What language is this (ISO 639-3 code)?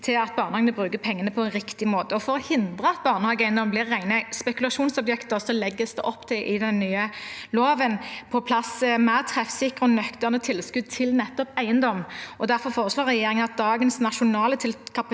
nor